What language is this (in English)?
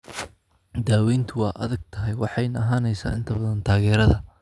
Somali